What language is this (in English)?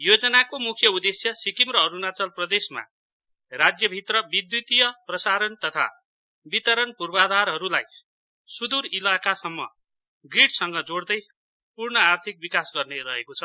Nepali